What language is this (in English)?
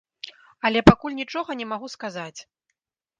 Belarusian